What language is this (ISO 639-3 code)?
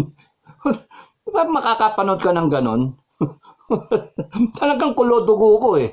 fil